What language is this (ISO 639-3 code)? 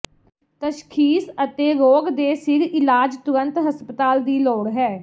pan